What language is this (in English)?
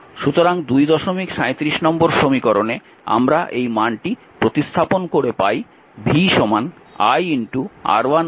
Bangla